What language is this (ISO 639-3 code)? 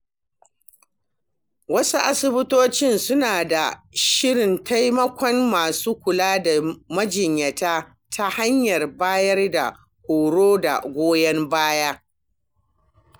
hau